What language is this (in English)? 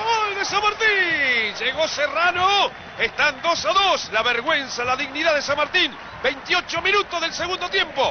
Spanish